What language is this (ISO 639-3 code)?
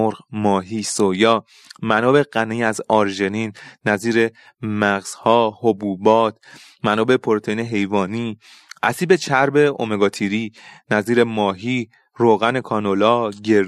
fas